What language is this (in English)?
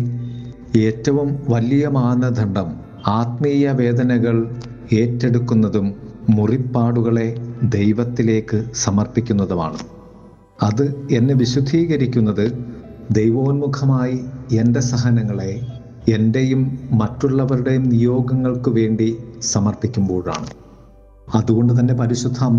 Malayalam